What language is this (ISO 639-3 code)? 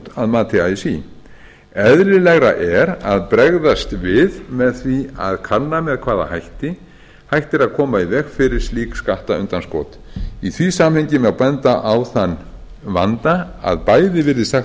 isl